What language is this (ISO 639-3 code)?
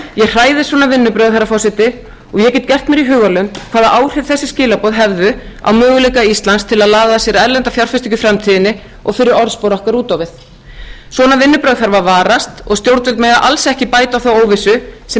isl